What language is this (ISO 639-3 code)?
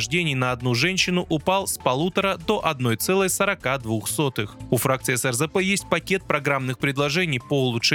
rus